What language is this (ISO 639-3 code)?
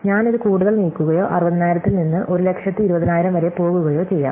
mal